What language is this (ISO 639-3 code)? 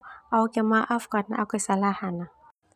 twu